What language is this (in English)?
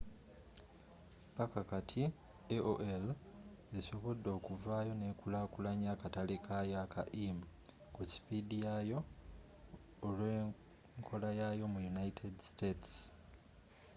Ganda